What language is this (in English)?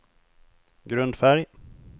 Swedish